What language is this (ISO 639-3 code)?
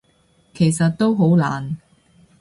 yue